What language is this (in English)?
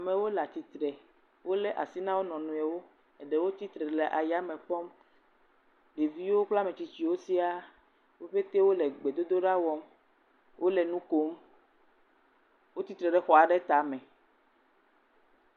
Ewe